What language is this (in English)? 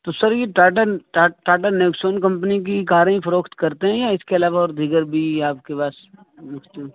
Urdu